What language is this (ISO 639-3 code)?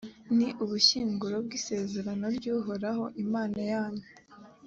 kin